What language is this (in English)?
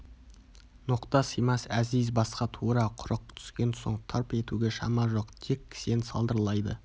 Kazakh